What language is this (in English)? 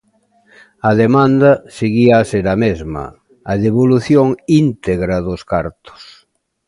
Galician